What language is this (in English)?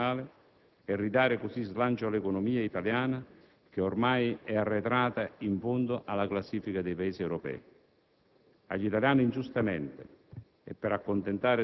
Italian